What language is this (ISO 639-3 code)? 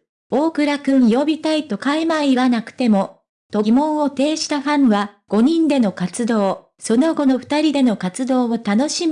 jpn